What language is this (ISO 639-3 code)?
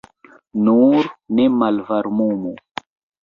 epo